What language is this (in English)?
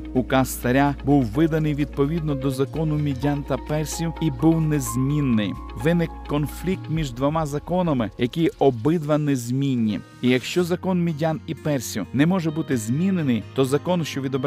Ukrainian